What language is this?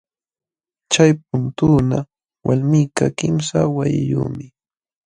Jauja Wanca Quechua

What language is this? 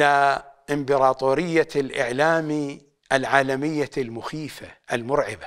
Arabic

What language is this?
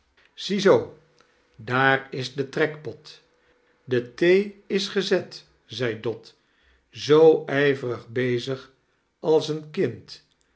Dutch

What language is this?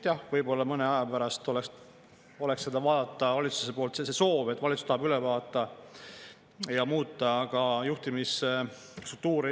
Estonian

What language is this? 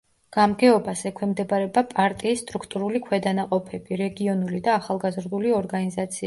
Georgian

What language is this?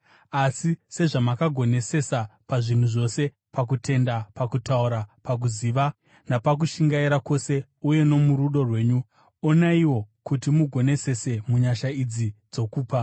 Shona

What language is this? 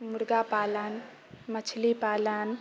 Maithili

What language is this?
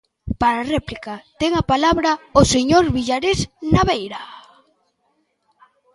Galician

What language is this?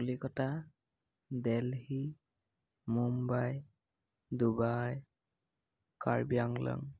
Assamese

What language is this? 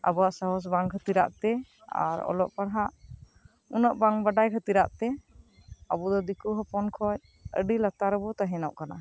Santali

